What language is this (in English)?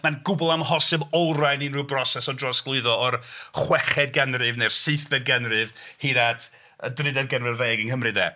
Welsh